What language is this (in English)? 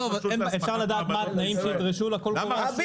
Hebrew